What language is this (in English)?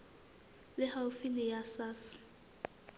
Southern Sotho